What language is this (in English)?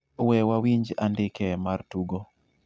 Luo (Kenya and Tanzania)